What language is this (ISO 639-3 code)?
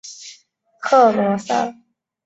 zho